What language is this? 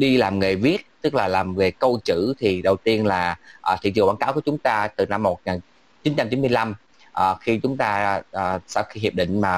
Vietnamese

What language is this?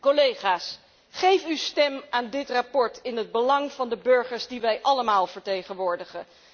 Dutch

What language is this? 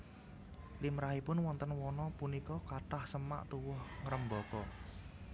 Javanese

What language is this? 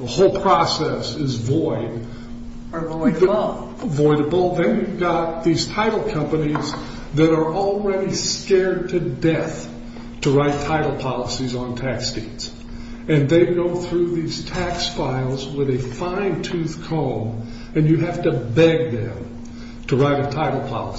English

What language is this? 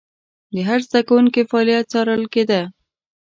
Pashto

